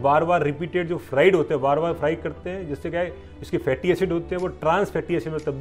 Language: Hindi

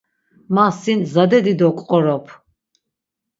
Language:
Laz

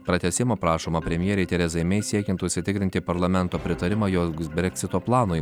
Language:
Lithuanian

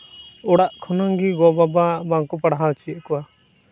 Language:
Santali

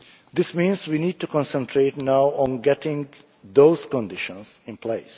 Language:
English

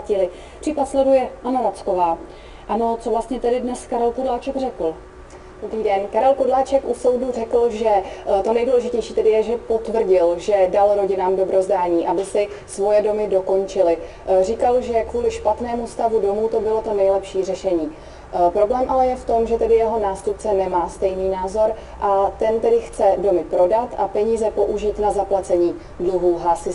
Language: Czech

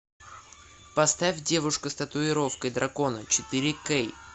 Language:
Russian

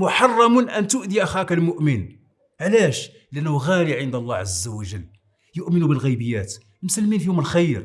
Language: Arabic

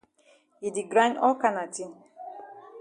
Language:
Cameroon Pidgin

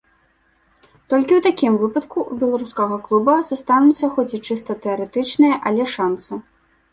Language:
Belarusian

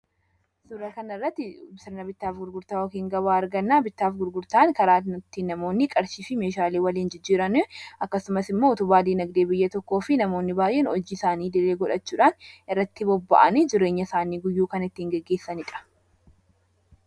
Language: Oromo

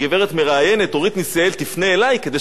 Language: Hebrew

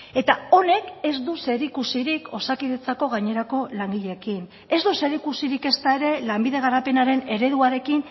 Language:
Basque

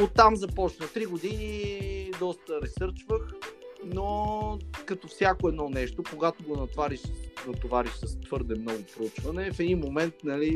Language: Bulgarian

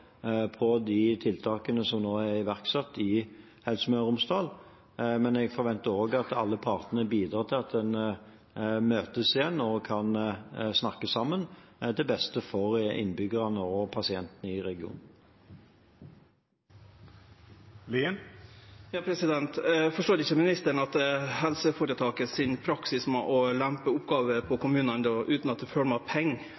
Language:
Norwegian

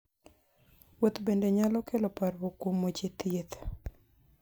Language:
Luo (Kenya and Tanzania)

